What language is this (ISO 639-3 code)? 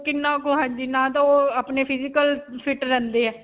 pan